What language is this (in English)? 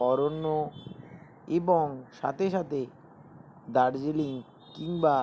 Bangla